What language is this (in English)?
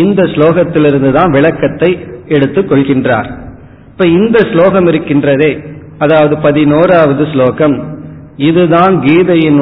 Tamil